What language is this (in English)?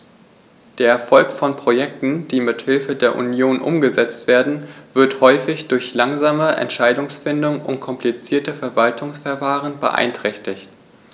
German